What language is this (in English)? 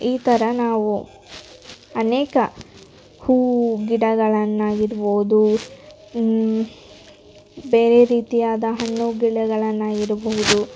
Kannada